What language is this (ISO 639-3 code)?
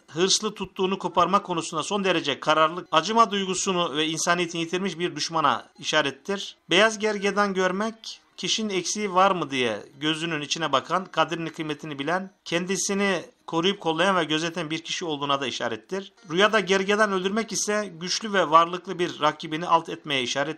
tur